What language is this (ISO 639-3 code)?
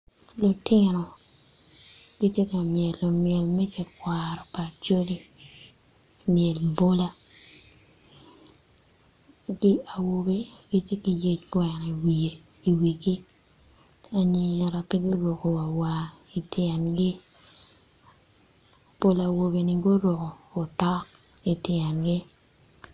ach